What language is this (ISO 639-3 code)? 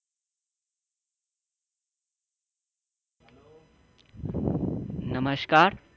guj